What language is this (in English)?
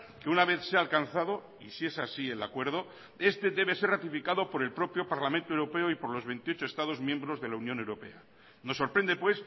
Spanish